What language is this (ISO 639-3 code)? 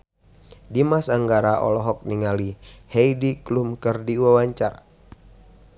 sun